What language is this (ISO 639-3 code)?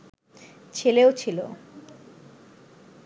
ben